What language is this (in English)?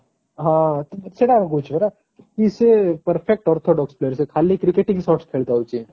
Odia